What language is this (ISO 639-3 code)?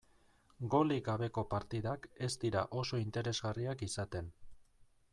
eus